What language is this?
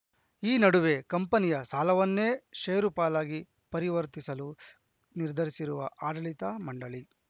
Kannada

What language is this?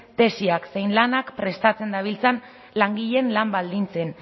Basque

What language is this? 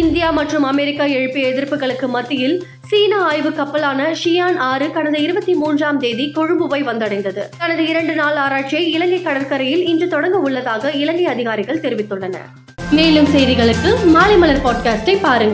Tamil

